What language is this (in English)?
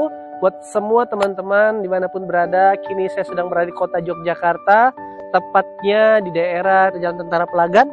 Indonesian